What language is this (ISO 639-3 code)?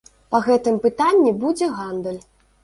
bel